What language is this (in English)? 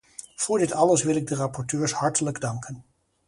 Dutch